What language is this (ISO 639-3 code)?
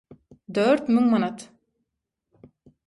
tuk